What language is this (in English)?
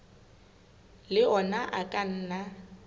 Southern Sotho